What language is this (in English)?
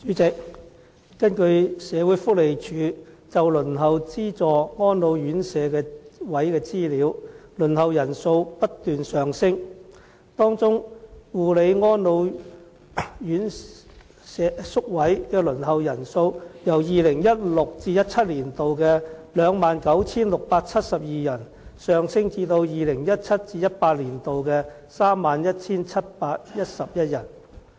Cantonese